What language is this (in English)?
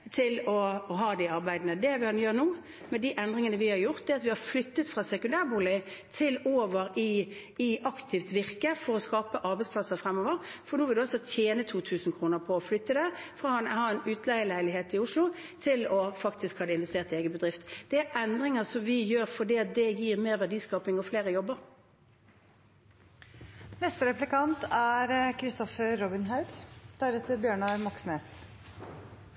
Norwegian Bokmål